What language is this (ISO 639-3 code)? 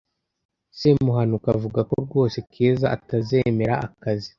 kin